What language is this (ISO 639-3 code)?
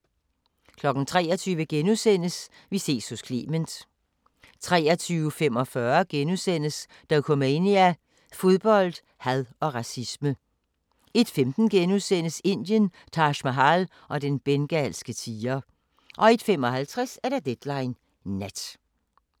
dan